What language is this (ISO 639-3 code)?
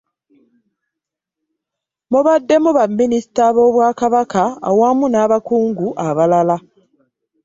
lug